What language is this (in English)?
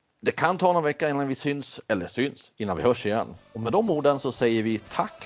Swedish